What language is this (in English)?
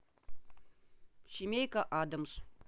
Russian